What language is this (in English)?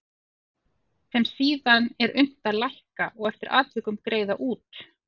Icelandic